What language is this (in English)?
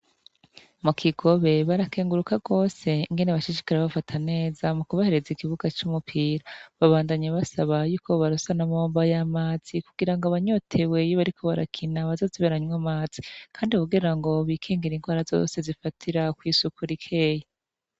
Rundi